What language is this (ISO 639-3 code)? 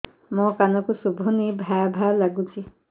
ori